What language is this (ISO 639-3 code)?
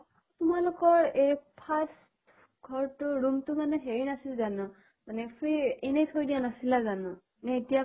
asm